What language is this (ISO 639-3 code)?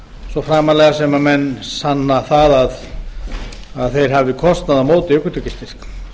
isl